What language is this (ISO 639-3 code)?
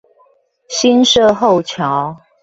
zho